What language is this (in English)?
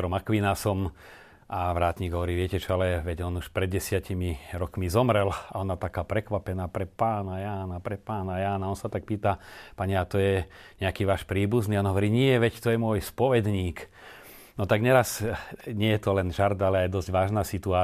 Slovak